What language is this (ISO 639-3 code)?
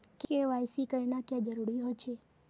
mag